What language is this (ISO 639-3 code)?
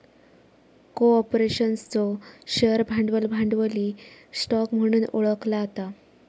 mar